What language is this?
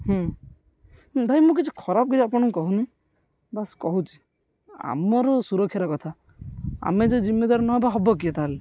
Odia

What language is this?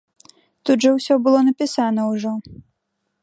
Belarusian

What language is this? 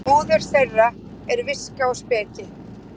Icelandic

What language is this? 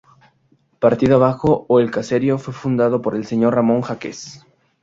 Spanish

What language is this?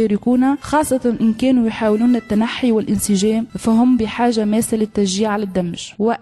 Arabic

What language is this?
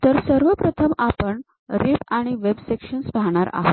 Marathi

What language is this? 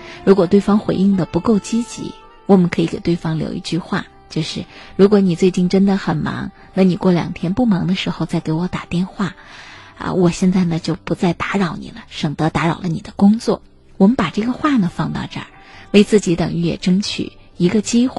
Chinese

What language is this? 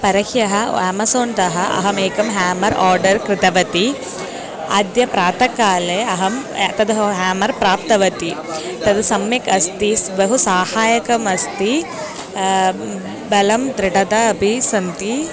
Sanskrit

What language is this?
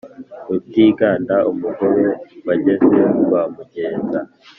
Kinyarwanda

